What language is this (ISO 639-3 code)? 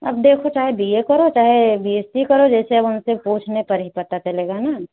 hin